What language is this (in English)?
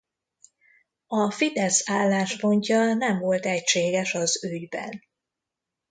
Hungarian